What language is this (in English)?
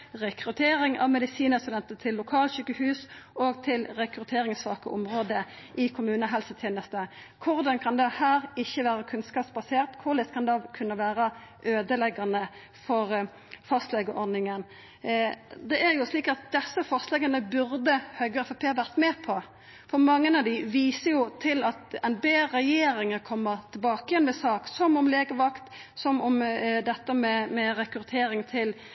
Norwegian Nynorsk